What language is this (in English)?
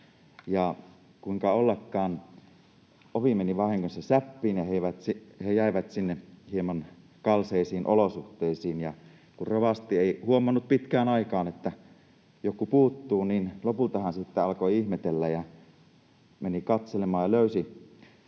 Finnish